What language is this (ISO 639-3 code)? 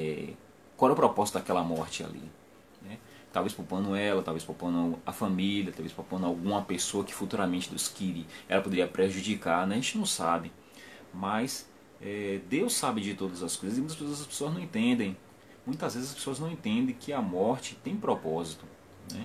por